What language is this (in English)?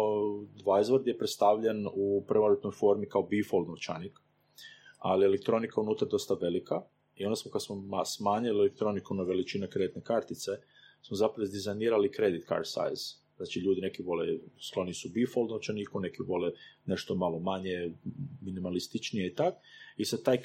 Croatian